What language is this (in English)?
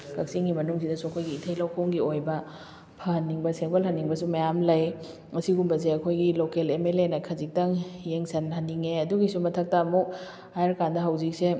Manipuri